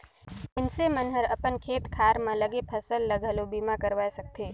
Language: Chhattisgarhi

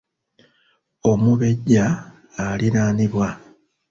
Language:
Ganda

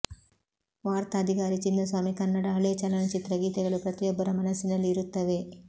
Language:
Kannada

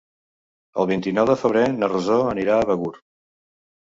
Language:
Catalan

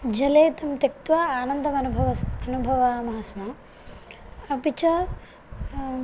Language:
Sanskrit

